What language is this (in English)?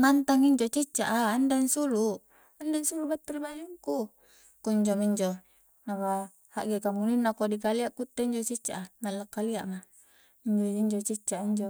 Coastal Konjo